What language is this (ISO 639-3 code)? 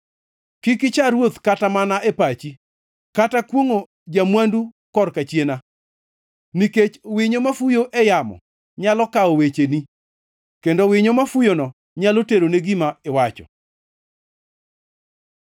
luo